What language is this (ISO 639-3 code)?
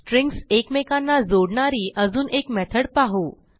mar